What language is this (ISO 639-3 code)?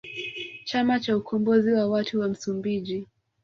swa